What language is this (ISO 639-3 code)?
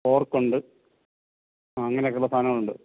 mal